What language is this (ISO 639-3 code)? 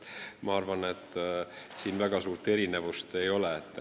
est